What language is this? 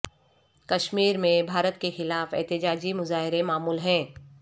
Urdu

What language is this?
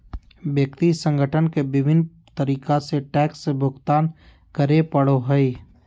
Magahi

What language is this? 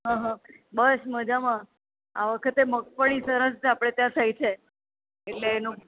Gujarati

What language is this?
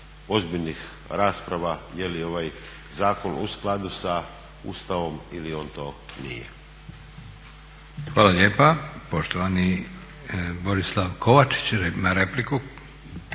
Croatian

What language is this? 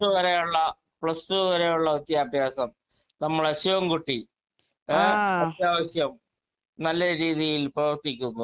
Malayalam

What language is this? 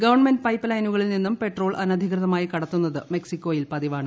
Malayalam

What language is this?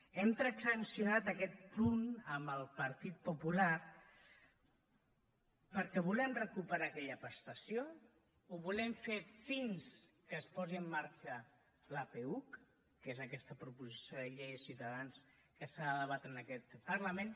Catalan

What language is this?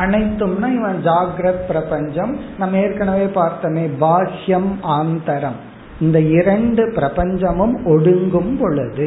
Tamil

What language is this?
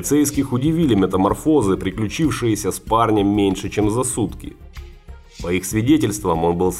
Russian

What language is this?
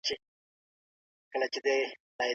Pashto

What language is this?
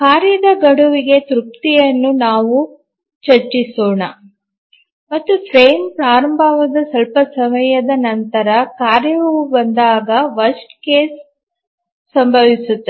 Kannada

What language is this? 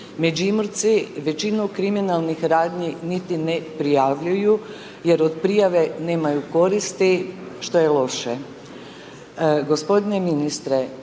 Croatian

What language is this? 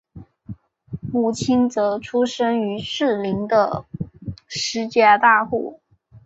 Chinese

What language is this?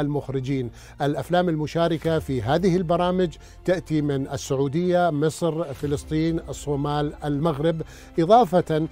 Arabic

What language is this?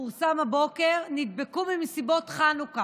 Hebrew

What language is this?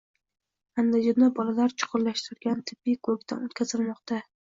Uzbek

